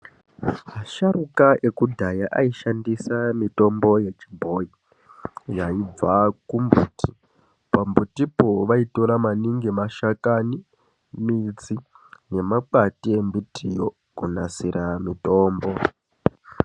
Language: Ndau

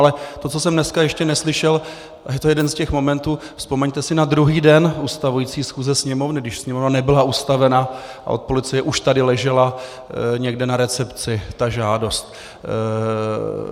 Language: Czech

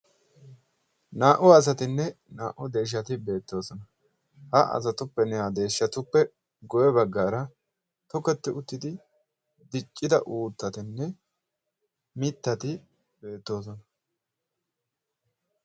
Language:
Wolaytta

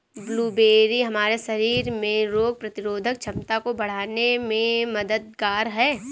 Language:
Hindi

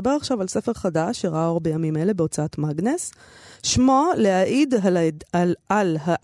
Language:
Hebrew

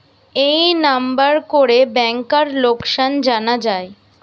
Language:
Bangla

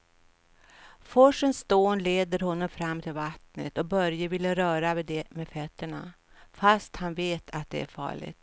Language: Swedish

